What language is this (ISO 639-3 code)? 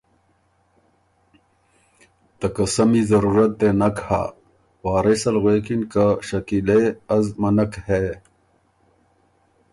oru